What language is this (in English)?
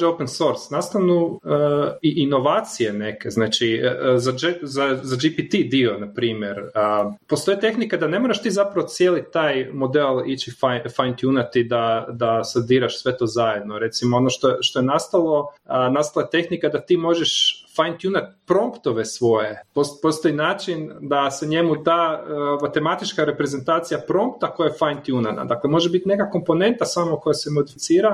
Croatian